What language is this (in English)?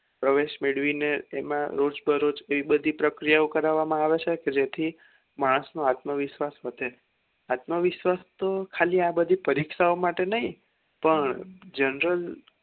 Gujarati